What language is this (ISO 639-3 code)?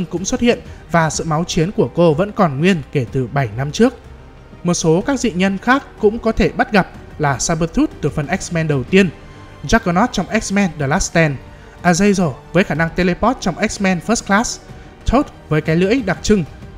vie